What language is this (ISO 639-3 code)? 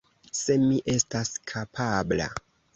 epo